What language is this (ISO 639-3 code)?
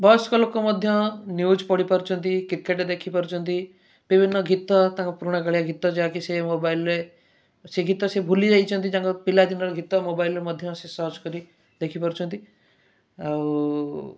ori